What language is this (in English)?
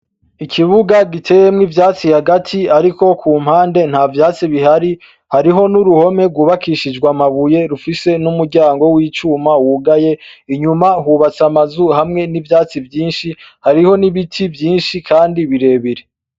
Rundi